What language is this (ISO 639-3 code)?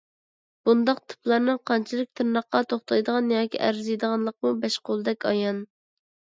uig